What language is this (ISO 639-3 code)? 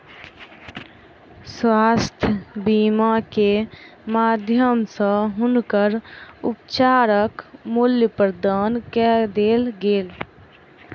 mai